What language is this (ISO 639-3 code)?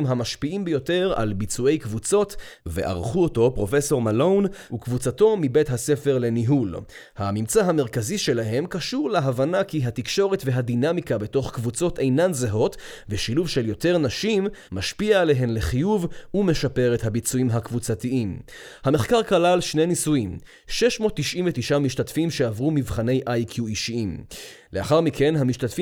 heb